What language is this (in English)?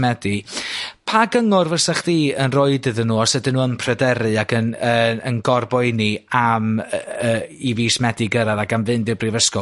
Welsh